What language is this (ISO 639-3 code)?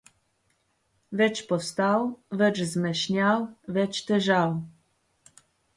slv